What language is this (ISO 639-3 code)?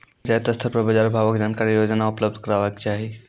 mai